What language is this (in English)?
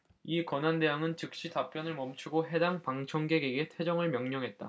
Korean